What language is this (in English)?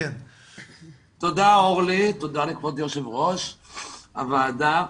Hebrew